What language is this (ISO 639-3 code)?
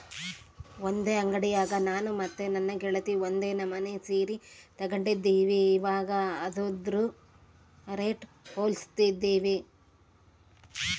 kan